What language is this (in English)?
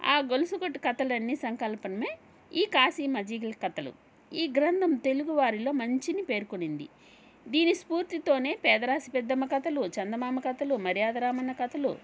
Telugu